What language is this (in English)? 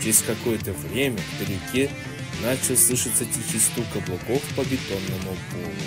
Russian